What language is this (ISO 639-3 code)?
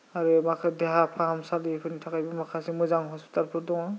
brx